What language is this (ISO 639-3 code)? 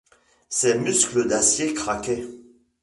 fra